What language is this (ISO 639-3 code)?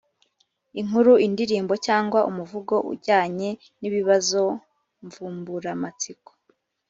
kin